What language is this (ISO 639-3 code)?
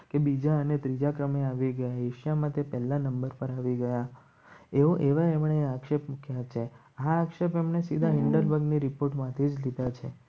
guj